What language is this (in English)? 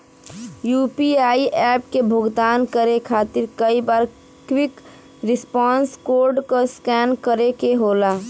Bhojpuri